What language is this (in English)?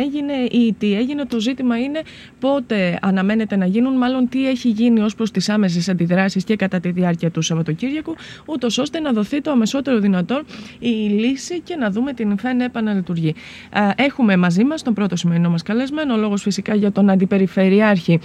Greek